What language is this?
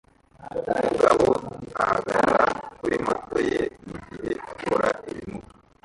Kinyarwanda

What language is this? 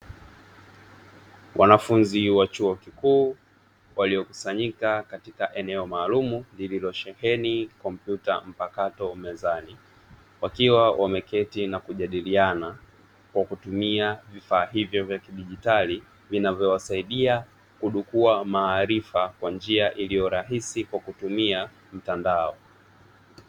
Swahili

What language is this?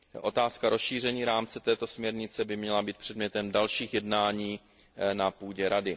Czech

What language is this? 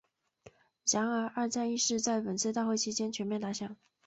Chinese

